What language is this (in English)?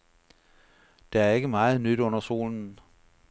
Danish